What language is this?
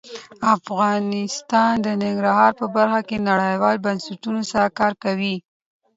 Pashto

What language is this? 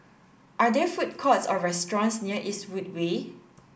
English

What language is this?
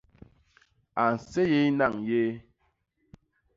Basaa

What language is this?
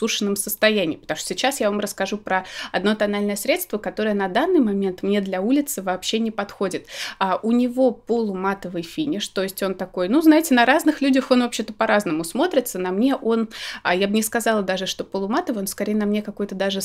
Russian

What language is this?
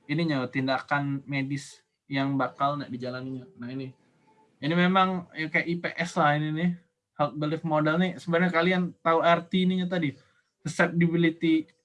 Indonesian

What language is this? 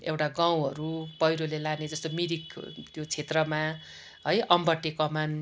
Nepali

